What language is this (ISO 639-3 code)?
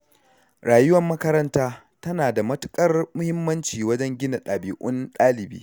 hau